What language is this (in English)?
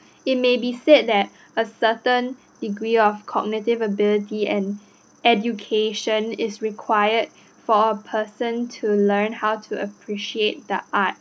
English